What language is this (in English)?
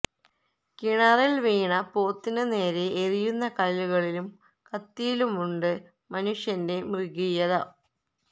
Malayalam